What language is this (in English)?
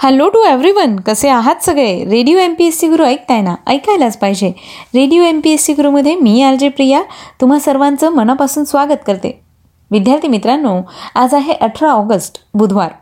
Marathi